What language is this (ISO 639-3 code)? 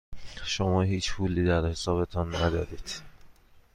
fas